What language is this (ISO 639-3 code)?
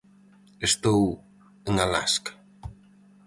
glg